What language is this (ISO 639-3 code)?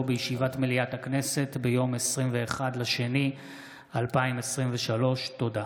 heb